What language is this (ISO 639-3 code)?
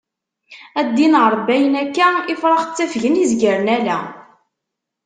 kab